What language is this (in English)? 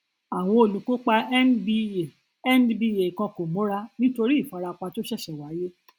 Yoruba